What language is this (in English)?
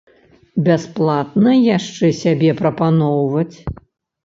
Belarusian